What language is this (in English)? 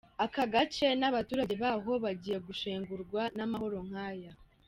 Kinyarwanda